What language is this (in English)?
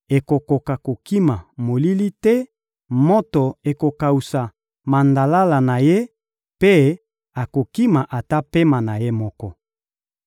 Lingala